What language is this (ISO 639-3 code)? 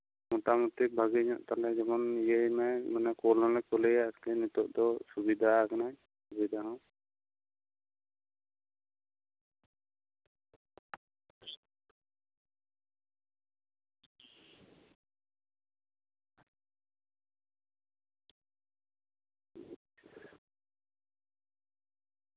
sat